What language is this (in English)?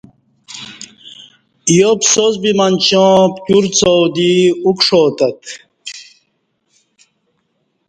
Kati